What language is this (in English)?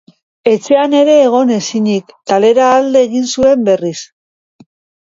Basque